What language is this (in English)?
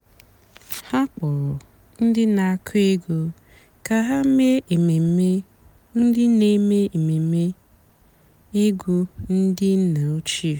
Igbo